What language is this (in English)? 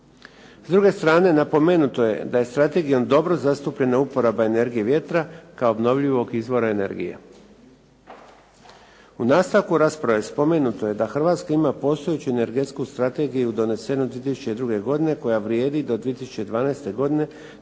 Croatian